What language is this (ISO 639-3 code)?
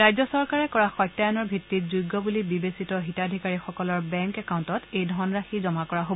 asm